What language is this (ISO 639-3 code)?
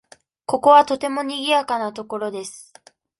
jpn